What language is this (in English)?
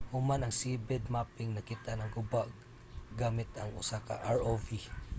Cebuano